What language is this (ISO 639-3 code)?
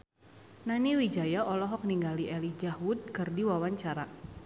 sun